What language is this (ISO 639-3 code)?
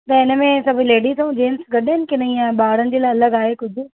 snd